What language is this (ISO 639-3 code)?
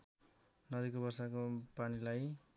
nep